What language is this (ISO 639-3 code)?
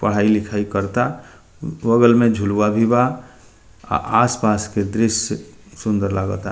bho